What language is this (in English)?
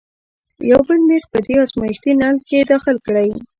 Pashto